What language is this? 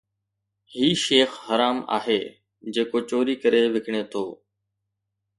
Sindhi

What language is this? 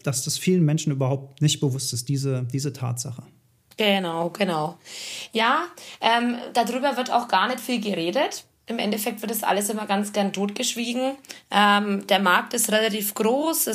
German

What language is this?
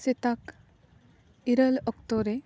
Santali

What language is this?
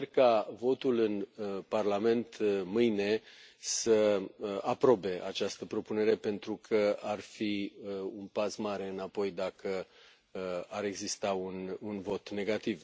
Romanian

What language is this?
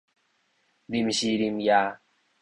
Min Nan Chinese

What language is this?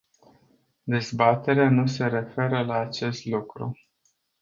Romanian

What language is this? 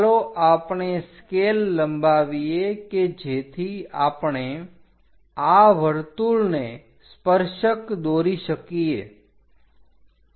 Gujarati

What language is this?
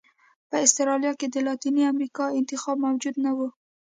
Pashto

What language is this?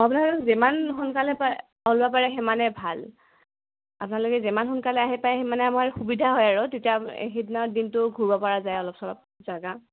Assamese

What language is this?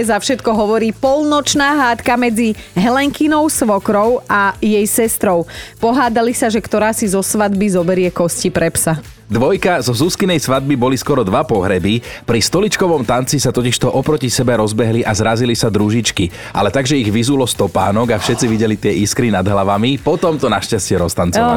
Slovak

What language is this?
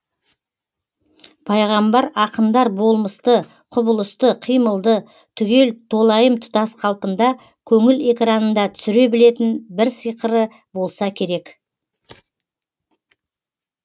Kazakh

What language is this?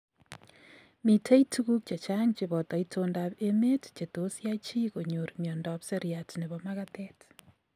Kalenjin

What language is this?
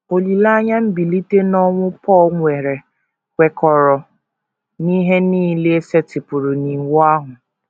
Igbo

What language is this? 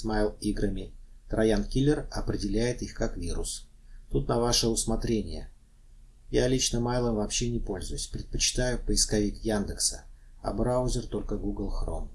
Russian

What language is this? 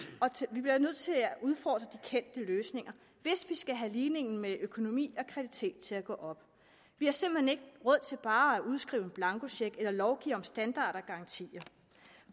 Danish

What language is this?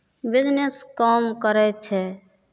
Maithili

